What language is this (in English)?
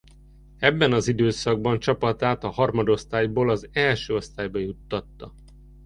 Hungarian